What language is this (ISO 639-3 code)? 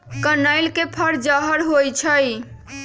mag